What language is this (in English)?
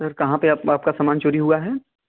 Hindi